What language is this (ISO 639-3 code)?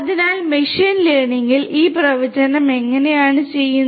mal